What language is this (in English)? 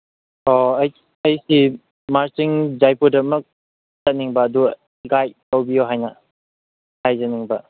Manipuri